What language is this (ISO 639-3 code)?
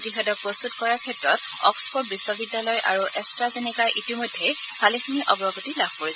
asm